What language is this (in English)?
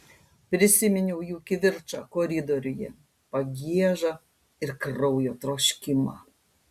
Lithuanian